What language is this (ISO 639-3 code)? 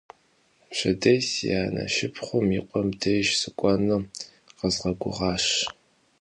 kbd